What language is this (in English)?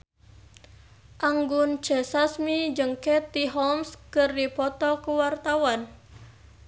Sundanese